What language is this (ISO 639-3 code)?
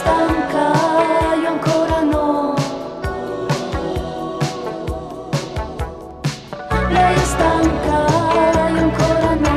ron